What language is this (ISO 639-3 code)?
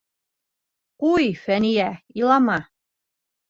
bak